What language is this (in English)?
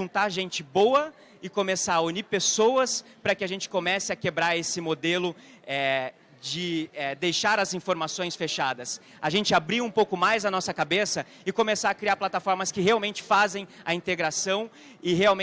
Portuguese